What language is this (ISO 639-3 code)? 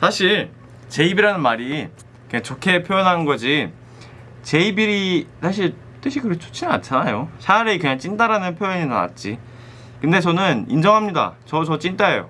kor